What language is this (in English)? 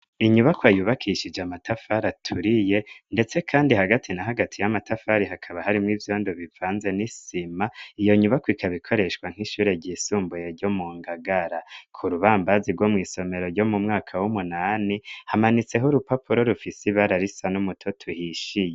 Rundi